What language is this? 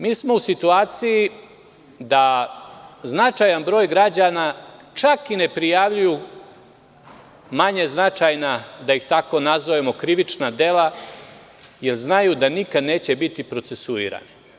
Serbian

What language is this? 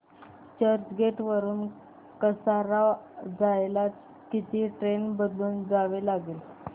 Marathi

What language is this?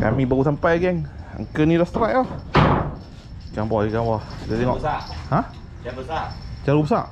Malay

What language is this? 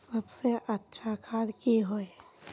Magahi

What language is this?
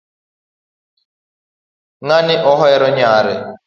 Luo (Kenya and Tanzania)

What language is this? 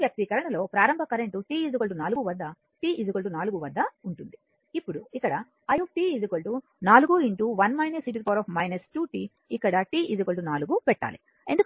Telugu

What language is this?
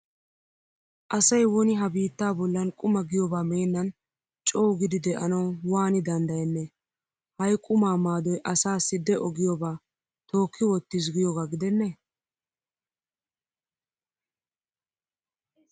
Wolaytta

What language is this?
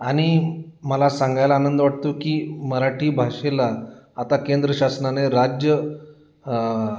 Marathi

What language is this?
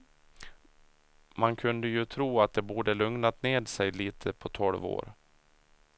Swedish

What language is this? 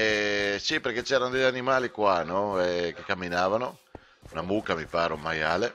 Italian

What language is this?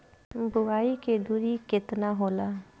Bhojpuri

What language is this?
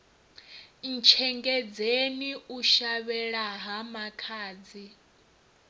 Venda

